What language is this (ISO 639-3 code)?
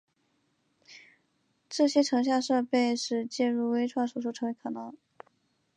zho